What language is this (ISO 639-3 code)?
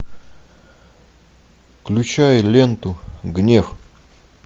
rus